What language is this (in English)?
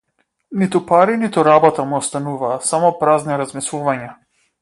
Macedonian